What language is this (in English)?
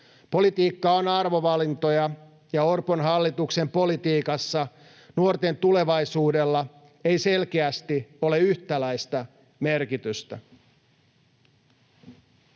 Finnish